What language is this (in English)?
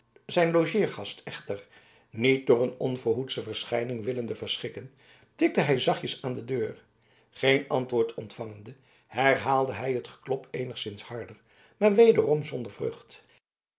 Dutch